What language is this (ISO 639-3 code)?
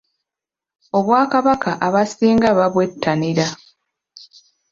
lug